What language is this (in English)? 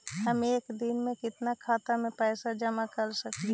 Magahi